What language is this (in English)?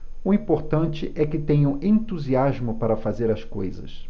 Portuguese